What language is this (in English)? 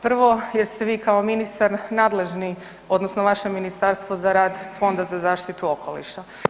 Croatian